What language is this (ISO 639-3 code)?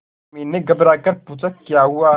hin